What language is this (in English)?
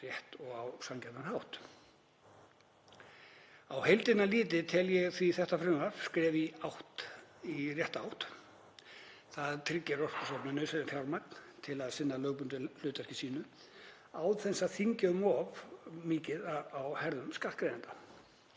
Icelandic